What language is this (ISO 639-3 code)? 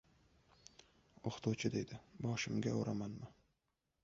uzb